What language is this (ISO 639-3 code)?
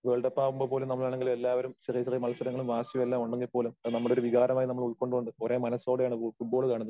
mal